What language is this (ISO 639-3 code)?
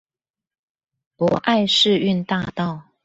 zho